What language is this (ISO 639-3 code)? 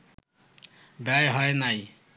ben